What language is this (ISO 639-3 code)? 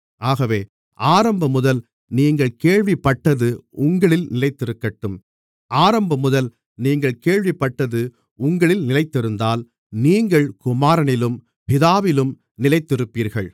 tam